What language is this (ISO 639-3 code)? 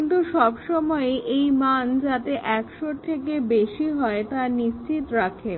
ben